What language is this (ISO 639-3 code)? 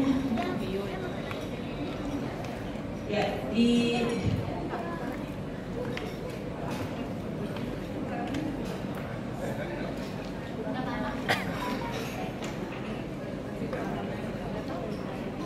ind